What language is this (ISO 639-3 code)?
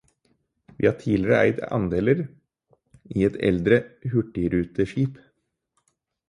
nob